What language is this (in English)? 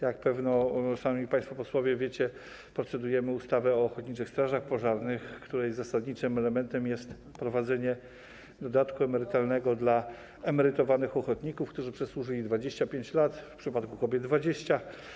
Polish